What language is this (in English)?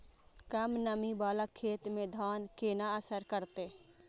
Maithili